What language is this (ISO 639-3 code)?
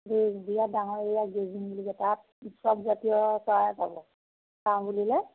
asm